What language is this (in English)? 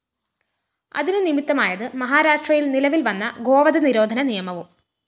Malayalam